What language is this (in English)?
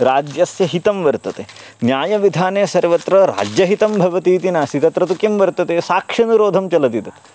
Sanskrit